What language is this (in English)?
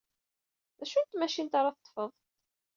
Kabyle